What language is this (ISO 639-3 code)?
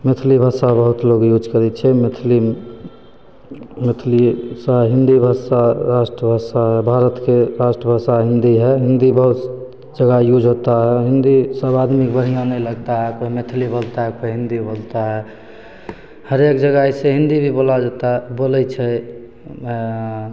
mai